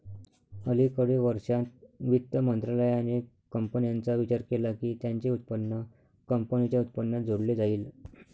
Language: Marathi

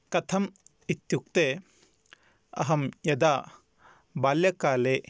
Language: Sanskrit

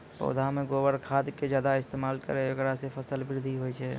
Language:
Maithili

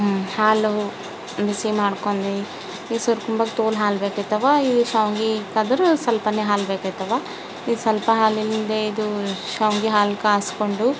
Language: Kannada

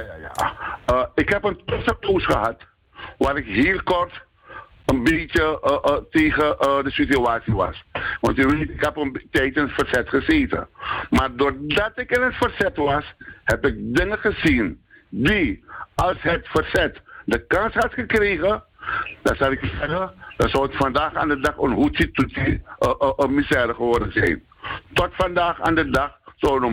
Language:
Dutch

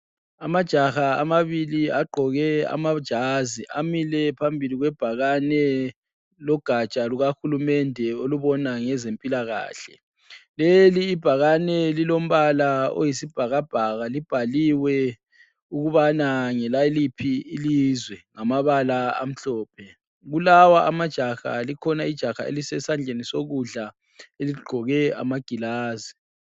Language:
North Ndebele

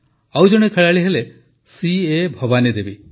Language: Odia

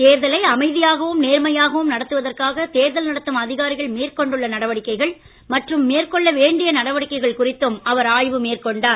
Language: Tamil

